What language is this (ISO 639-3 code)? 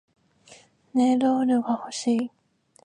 jpn